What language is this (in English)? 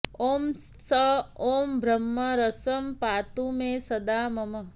Sanskrit